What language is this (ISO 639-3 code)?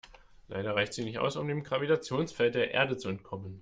deu